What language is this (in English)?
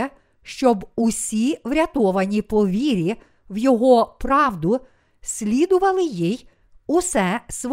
Ukrainian